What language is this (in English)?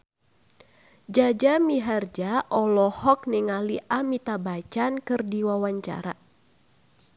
Sundanese